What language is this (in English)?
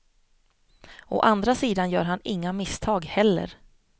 Swedish